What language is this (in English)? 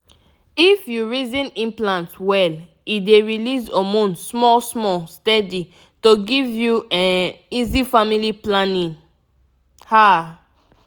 Nigerian Pidgin